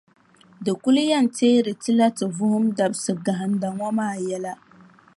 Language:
Dagbani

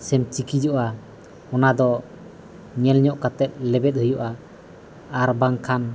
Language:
Santali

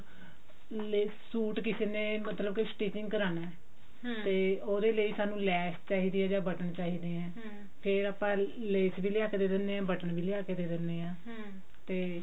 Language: Punjabi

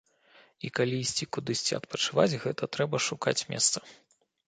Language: Belarusian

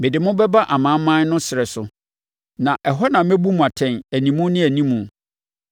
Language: Akan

